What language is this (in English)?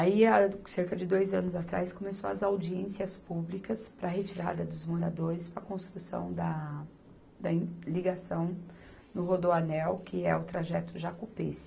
Portuguese